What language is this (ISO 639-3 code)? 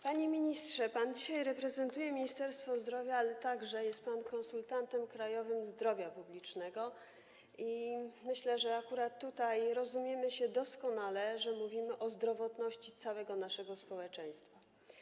pol